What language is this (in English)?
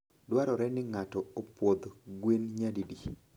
Luo (Kenya and Tanzania)